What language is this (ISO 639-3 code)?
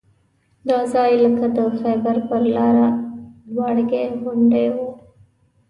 pus